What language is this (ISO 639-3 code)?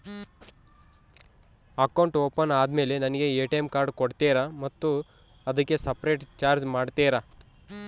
kan